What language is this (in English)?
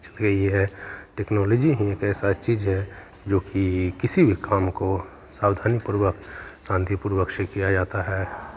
Hindi